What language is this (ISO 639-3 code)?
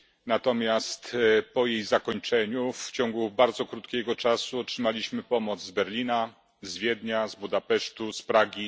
pol